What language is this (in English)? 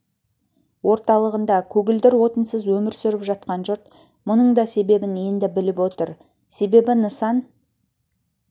Kazakh